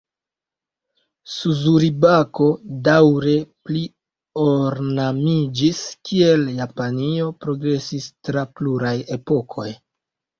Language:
Esperanto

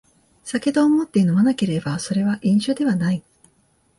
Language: Japanese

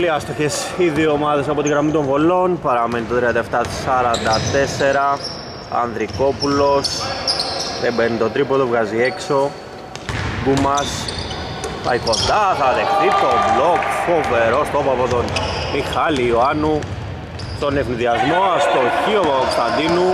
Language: Greek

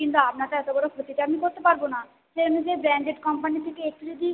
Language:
Bangla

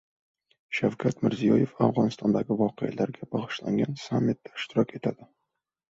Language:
Uzbek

